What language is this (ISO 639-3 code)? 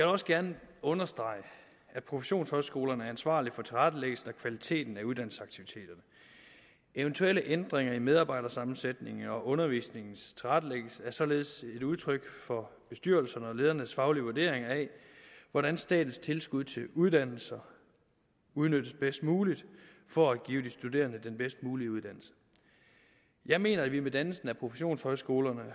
dan